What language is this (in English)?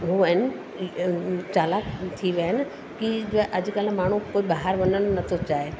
Sindhi